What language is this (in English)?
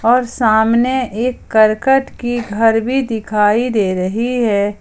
Hindi